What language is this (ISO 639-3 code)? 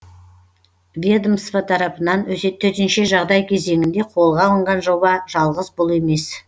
kaz